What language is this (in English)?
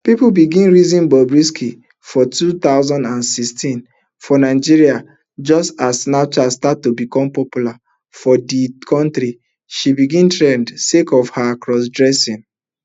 Nigerian Pidgin